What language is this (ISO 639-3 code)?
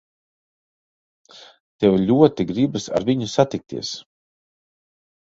lav